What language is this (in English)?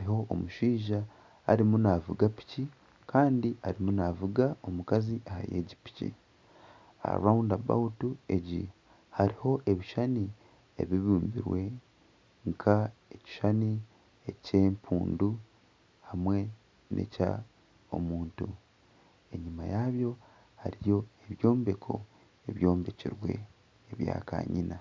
Nyankole